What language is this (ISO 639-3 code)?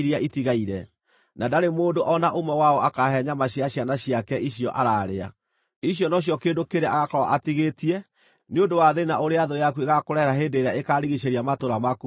kik